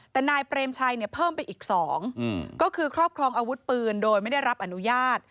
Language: Thai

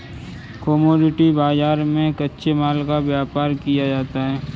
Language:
Hindi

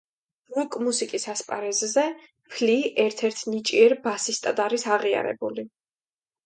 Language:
Georgian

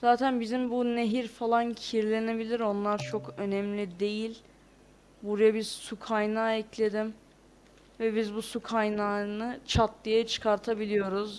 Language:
Turkish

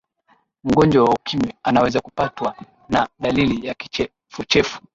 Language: Swahili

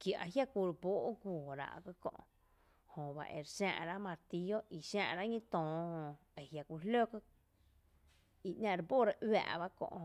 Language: Tepinapa Chinantec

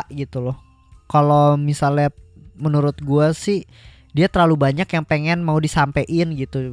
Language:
Indonesian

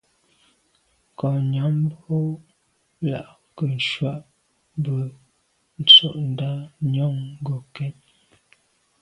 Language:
Medumba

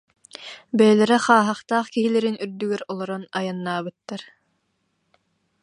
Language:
Yakut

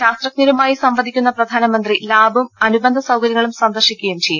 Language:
Malayalam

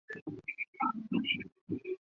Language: Chinese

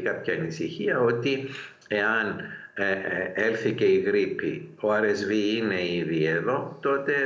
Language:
Greek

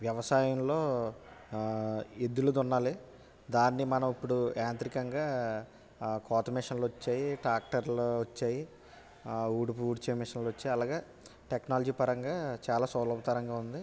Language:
Telugu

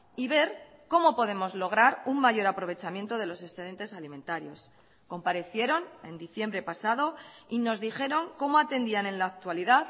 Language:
Spanish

